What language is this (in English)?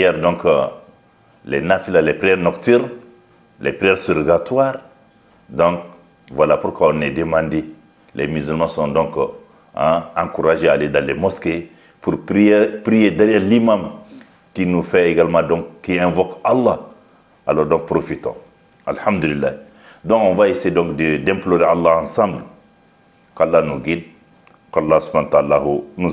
French